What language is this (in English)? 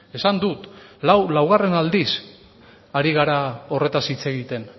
Basque